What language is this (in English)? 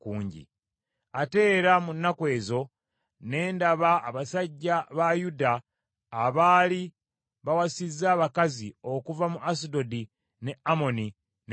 Ganda